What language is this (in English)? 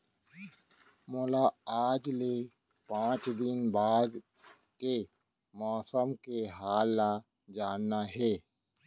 Chhattisgarhi